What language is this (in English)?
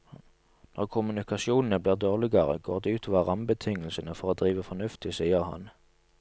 Norwegian